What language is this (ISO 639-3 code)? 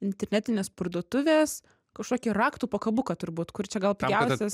lit